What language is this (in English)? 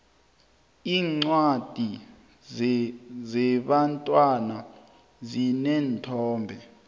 South Ndebele